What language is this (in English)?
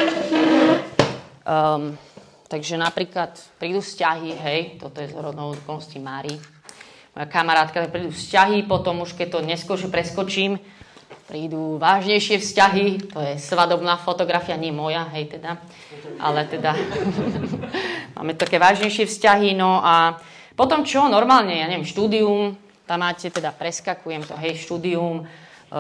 Slovak